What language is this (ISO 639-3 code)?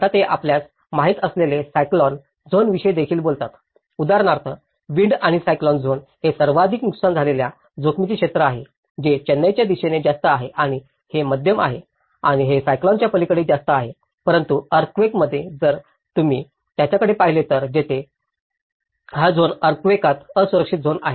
mar